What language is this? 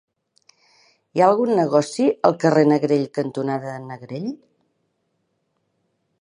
Catalan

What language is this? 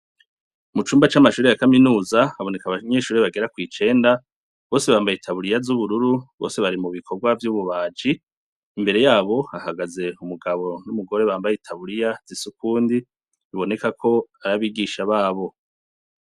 Rundi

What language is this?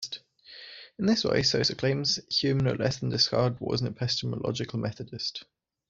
English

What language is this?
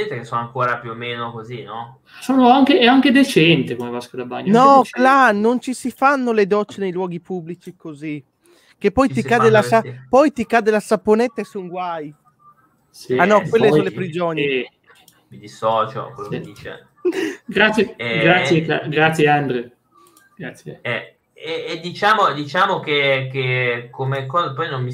Italian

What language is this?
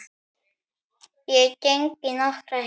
Icelandic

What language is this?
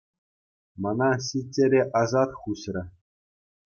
Chuvash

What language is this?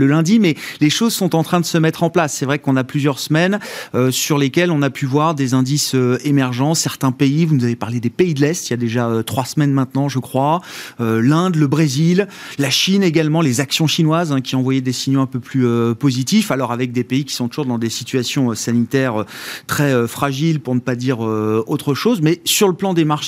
French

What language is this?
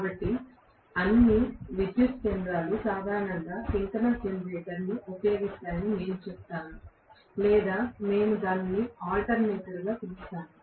Telugu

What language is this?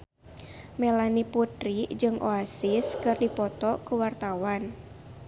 Sundanese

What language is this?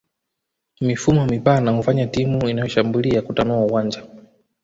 Swahili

